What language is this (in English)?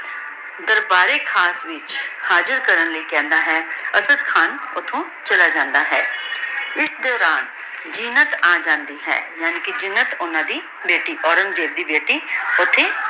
Punjabi